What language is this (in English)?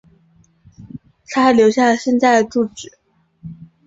Chinese